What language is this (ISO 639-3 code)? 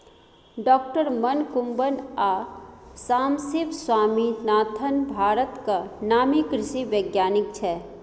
mai